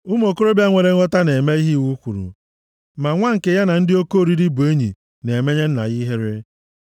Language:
Igbo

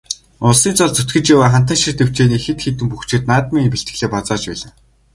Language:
Mongolian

